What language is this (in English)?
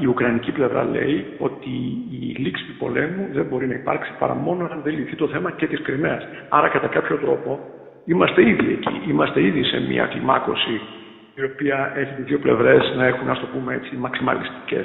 Greek